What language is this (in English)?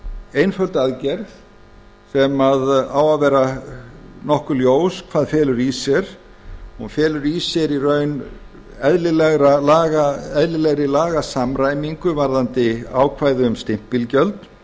Icelandic